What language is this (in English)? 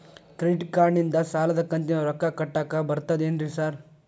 Kannada